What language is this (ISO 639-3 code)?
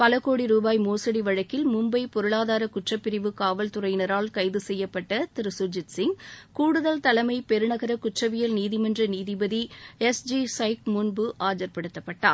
tam